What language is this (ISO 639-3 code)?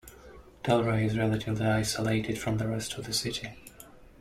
eng